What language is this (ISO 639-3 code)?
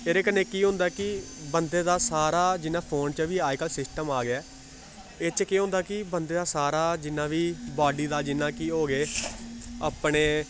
doi